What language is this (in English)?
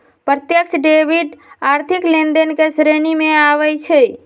Magahi